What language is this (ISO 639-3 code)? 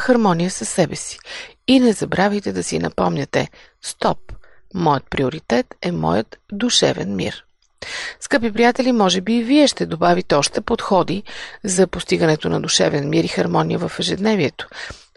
bul